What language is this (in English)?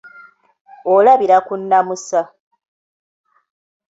Ganda